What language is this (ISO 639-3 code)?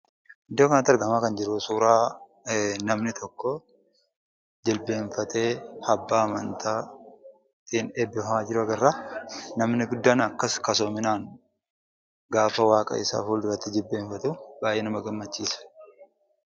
orm